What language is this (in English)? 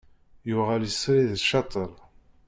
Kabyle